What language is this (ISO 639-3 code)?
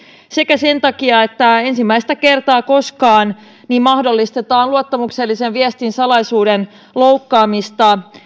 fin